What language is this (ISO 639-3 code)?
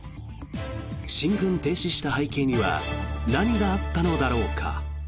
jpn